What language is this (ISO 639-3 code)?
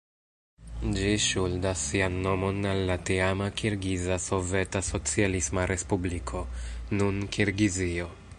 epo